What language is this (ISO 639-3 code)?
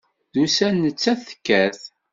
kab